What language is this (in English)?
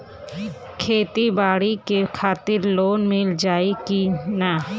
Bhojpuri